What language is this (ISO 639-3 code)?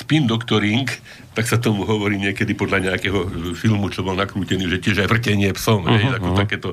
slk